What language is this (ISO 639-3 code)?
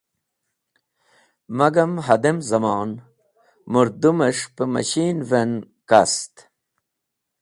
wbl